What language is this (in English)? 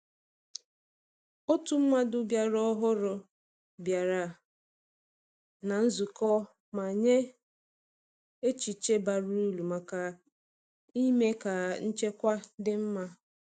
Igbo